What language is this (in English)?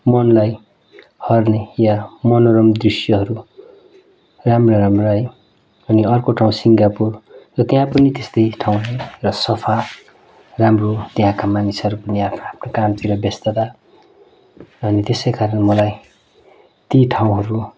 Nepali